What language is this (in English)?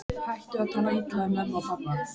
Icelandic